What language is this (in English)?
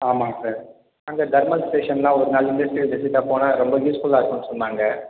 Tamil